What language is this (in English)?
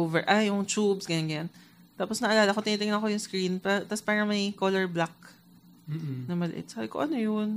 Filipino